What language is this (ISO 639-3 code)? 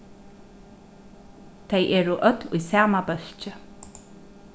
fao